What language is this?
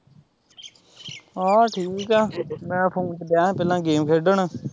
Punjabi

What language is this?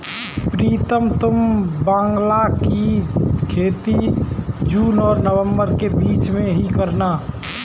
Hindi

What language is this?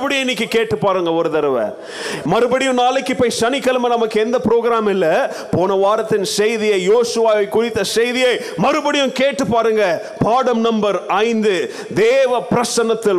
Tamil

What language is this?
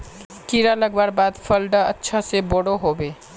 Magahi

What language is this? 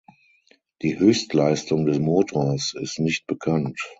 German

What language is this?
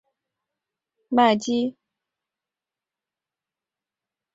Chinese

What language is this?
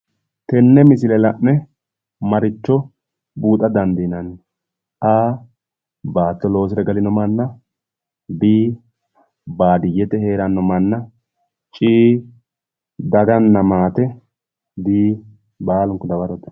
Sidamo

